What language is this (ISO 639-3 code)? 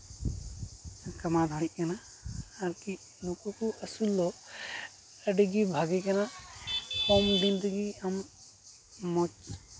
sat